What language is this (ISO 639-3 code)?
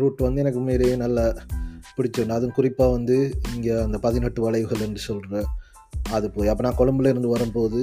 tam